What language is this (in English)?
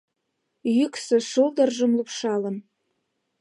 Mari